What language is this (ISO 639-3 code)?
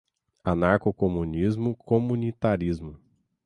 por